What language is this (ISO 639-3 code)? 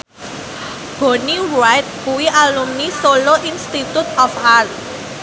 jav